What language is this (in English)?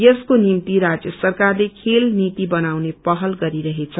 Nepali